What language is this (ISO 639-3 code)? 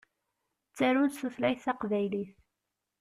kab